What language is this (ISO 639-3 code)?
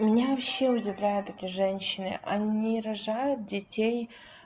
rus